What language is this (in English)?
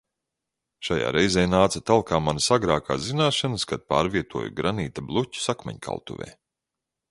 Latvian